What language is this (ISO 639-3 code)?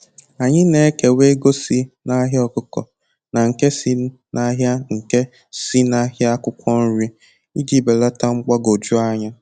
ibo